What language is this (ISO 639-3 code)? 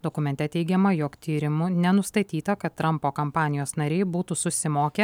lit